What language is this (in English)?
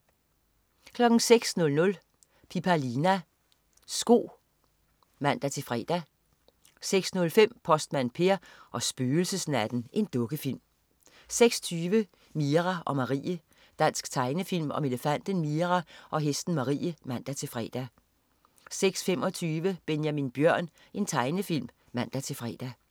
Danish